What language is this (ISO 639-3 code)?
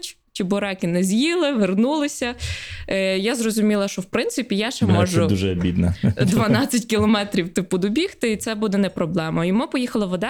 ukr